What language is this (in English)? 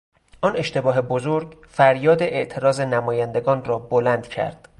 Persian